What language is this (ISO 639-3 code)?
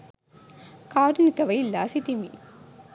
sin